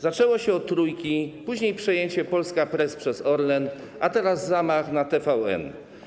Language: Polish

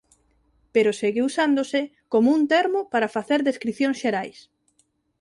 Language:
Galician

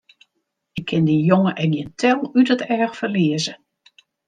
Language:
Western Frisian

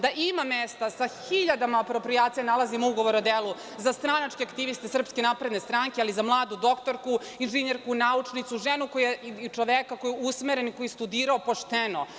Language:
Serbian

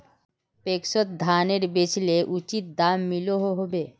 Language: Magahi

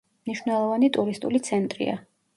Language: Georgian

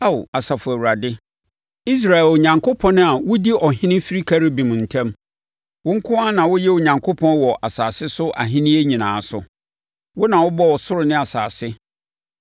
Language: Akan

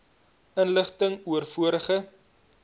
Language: Afrikaans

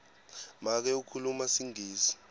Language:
Swati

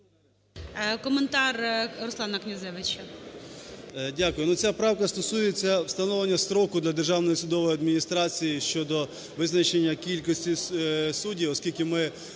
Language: Ukrainian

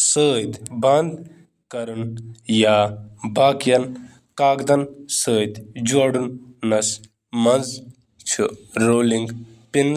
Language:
Kashmiri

